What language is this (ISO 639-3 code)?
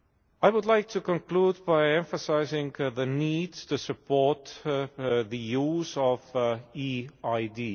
eng